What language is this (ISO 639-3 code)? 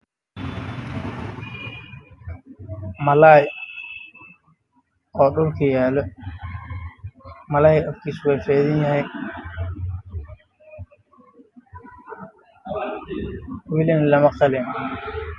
som